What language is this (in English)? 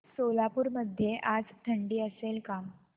Marathi